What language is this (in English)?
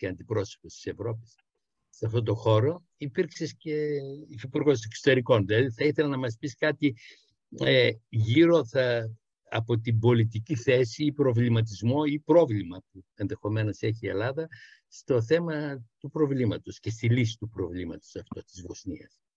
Greek